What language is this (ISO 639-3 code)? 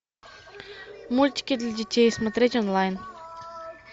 rus